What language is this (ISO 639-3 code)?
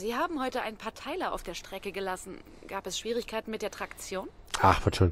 deu